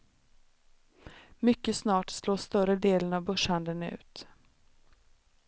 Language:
Swedish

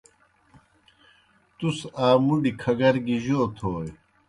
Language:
Kohistani Shina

